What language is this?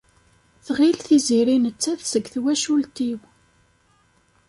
Kabyle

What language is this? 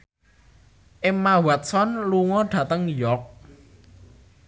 Javanese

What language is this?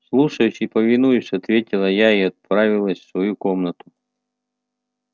Russian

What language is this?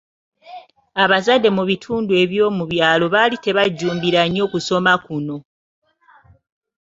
Ganda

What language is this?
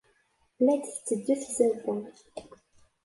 Kabyle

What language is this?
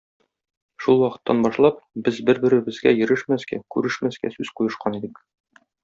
Tatar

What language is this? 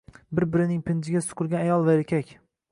Uzbek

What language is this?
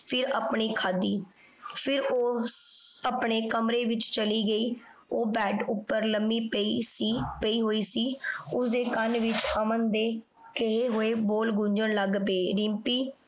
Punjabi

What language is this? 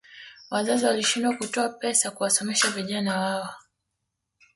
Swahili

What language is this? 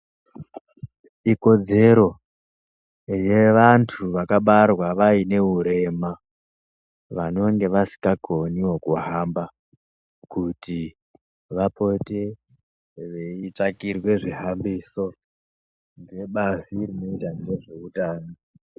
Ndau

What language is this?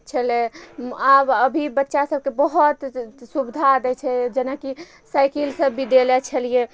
Maithili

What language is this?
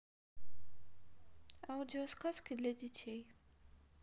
Russian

